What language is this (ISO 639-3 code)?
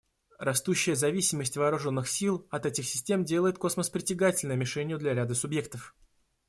rus